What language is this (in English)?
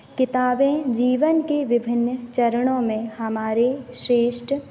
Hindi